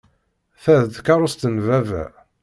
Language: Kabyle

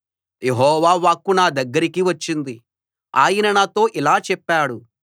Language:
Telugu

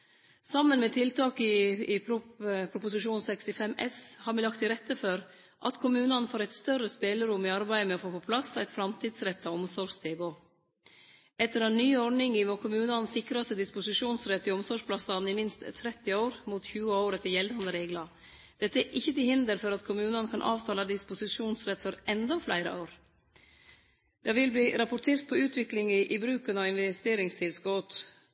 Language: Norwegian Nynorsk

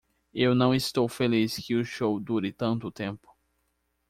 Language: Portuguese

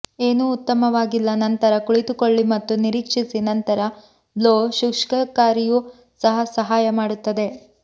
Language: Kannada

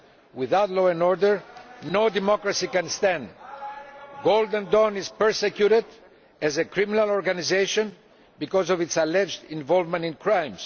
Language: English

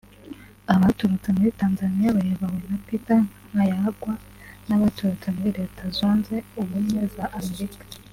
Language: Kinyarwanda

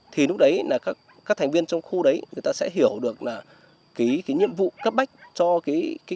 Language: Vietnamese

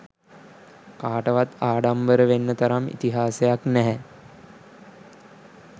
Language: Sinhala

